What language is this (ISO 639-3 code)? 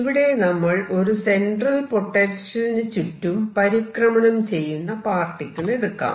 mal